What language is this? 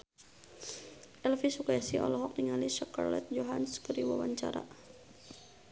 Sundanese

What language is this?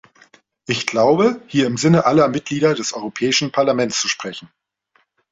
German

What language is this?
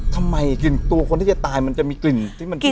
Thai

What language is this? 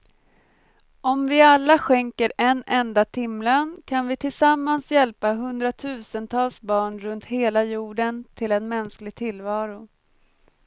Swedish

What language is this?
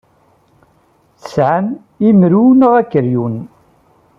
Kabyle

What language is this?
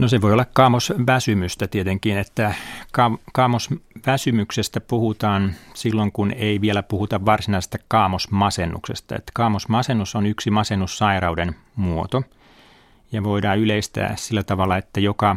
Finnish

